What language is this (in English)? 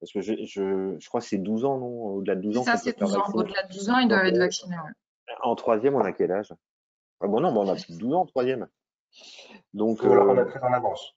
French